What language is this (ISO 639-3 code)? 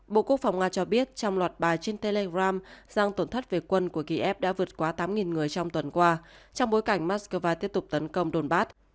vie